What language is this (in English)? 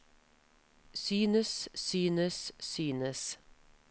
Norwegian